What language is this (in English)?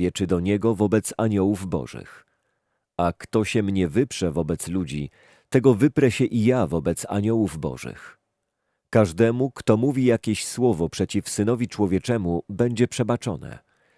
Polish